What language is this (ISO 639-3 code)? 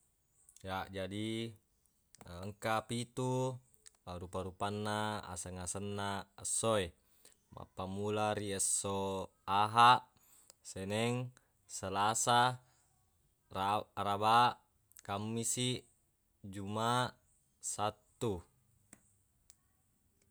bug